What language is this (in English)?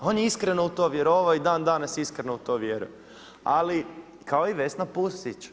Croatian